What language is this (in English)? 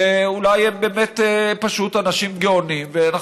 Hebrew